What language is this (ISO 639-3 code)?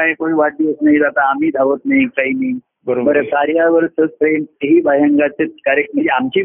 mar